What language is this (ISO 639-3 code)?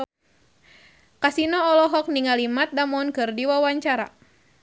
sun